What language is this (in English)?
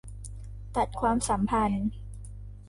Thai